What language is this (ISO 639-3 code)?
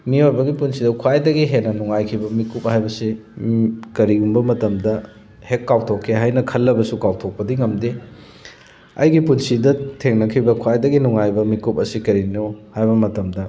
mni